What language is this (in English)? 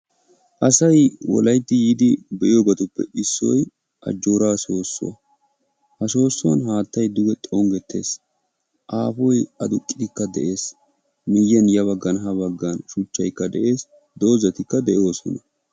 Wolaytta